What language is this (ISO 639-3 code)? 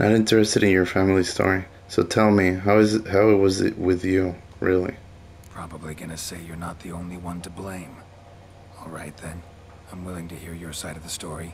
eng